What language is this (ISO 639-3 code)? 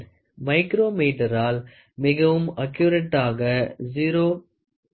tam